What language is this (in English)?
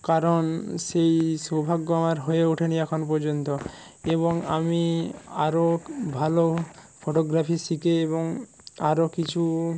Bangla